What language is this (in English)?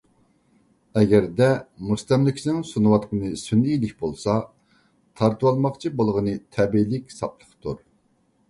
Uyghur